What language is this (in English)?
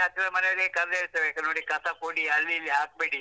Kannada